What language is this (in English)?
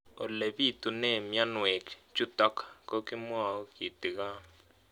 Kalenjin